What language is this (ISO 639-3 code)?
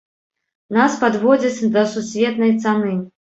bel